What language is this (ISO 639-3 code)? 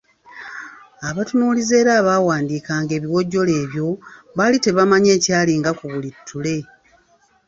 lug